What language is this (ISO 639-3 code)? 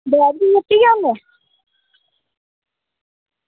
doi